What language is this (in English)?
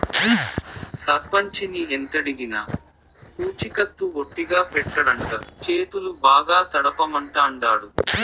Telugu